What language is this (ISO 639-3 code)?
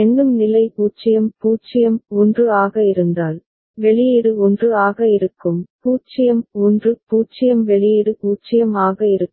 tam